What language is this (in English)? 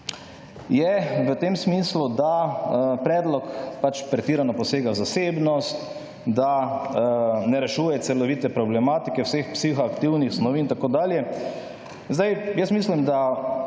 Slovenian